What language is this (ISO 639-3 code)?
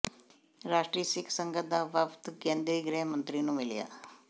pan